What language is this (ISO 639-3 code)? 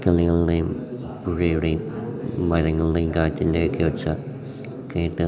mal